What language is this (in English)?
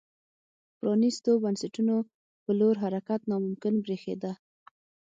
Pashto